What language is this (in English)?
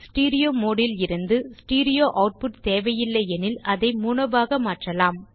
Tamil